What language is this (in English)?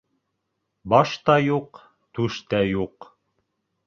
Bashkir